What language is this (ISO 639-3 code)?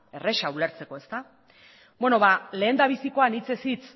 eus